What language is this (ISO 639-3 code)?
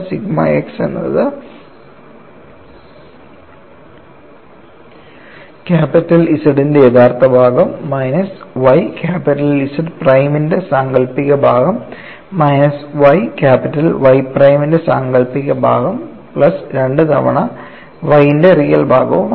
mal